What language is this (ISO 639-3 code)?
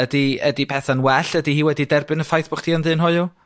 cym